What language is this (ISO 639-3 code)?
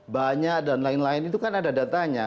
ind